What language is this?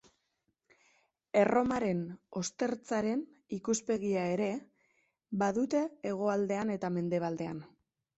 Basque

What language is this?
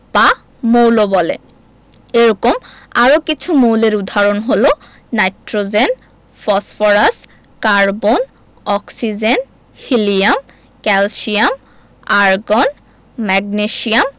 Bangla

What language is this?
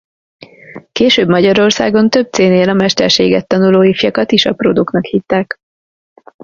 Hungarian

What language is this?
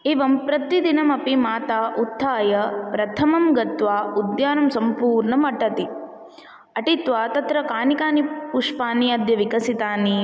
Sanskrit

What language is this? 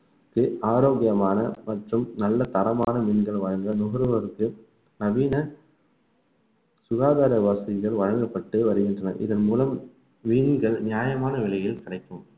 Tamil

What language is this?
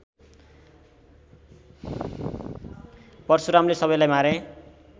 Nepali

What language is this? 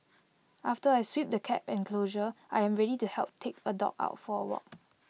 English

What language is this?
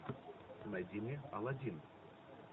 Russian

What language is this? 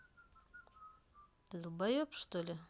Russian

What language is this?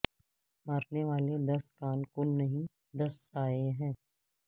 Urdu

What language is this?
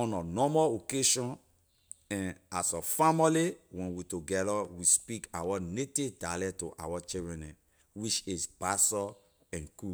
Liberian English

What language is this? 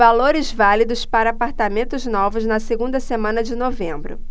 Portuguese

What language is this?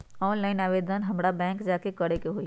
Magahi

